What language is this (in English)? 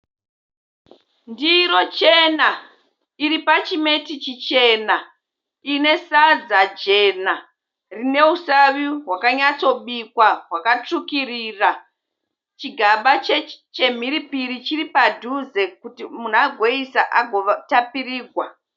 Shona